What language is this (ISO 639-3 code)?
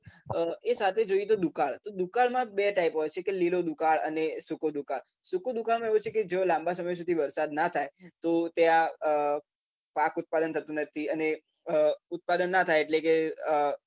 guj